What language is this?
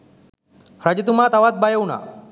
Sinhala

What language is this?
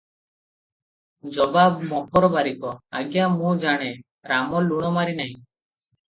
Odia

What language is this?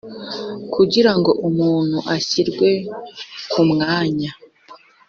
Kinyarwanda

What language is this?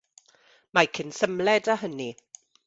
Welsh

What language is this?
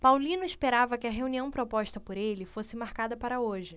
Portuguese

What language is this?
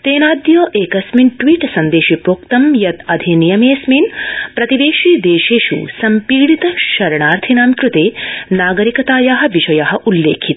Sanskrit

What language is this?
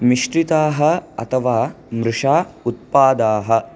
Sanskrit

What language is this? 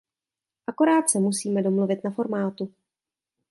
Czech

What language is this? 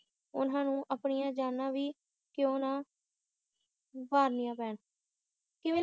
Punjabi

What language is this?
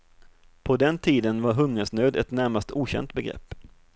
Swedish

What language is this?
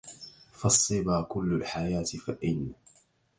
Arabic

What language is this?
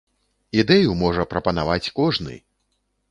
Belarusian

